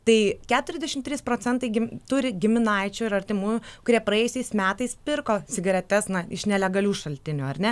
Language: Lithuanian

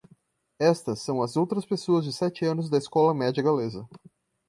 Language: Portuguese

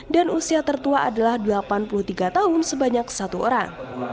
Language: Indonesian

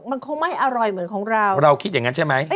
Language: Thai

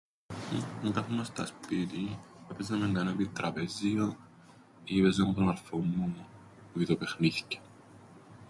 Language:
Greek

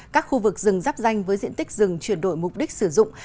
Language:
Vietnamese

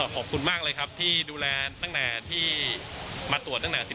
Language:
Thai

